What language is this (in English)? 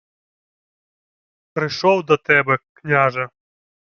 Ukrainian